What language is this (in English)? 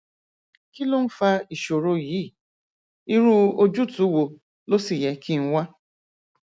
Yoruba